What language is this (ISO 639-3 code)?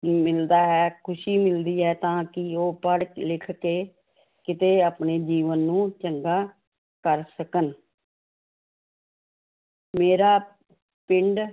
pan